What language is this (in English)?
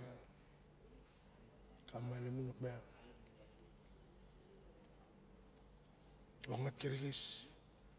Barok